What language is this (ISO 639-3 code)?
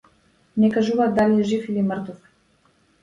mkd